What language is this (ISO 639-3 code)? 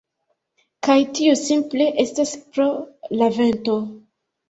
epo